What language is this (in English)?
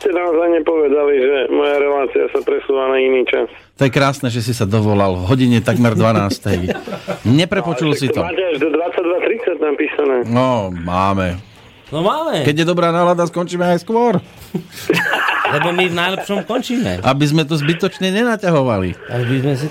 Slovak